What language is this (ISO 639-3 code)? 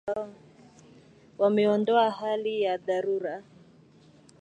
swa